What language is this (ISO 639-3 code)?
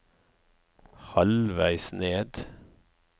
nor